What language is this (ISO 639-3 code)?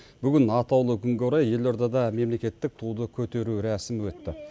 kaz